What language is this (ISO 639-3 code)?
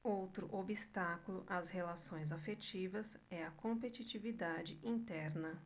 por